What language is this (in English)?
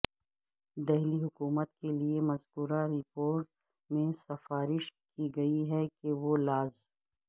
Urdu